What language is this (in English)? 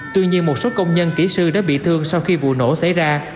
Vietnamese